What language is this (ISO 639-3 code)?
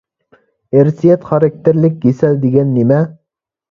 uig